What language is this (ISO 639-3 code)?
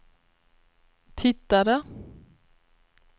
swe